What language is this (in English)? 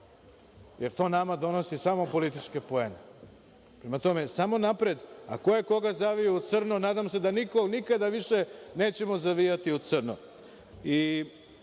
Serbian